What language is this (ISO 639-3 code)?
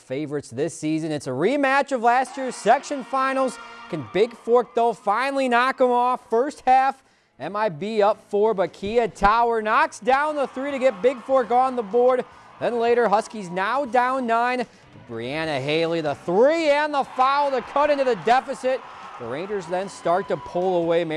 eng